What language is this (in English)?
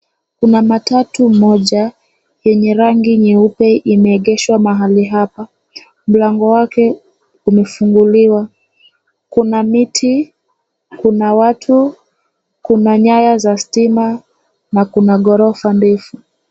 Swahili